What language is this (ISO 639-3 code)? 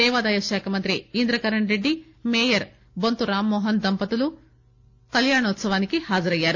tel